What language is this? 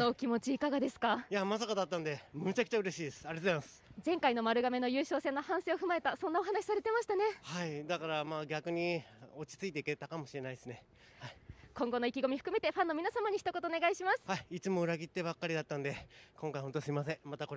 Japanese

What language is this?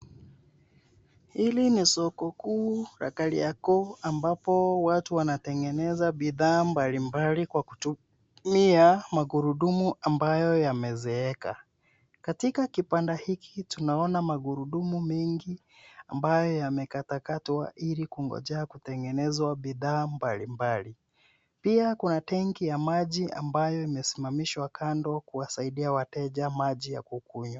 Swahili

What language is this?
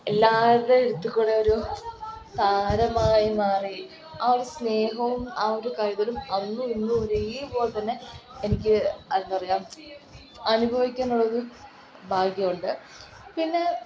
Malayalam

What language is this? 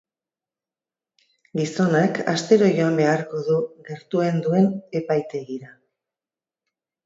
Basque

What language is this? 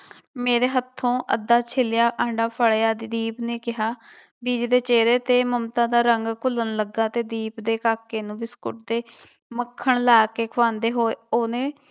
Punjabi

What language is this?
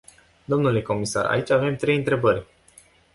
Romanian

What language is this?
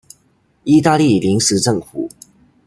Chinese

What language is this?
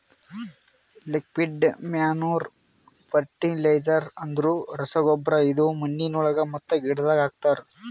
Kannada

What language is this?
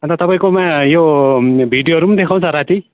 Nepali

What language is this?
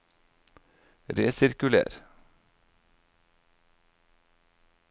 Norwegian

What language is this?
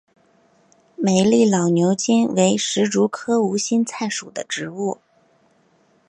Chinese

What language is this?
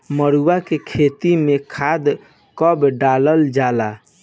Bhojpuri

